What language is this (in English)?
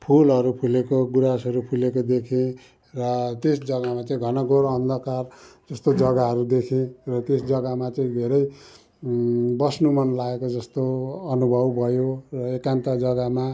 Nepali